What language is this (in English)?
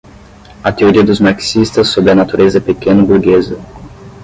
Portuguese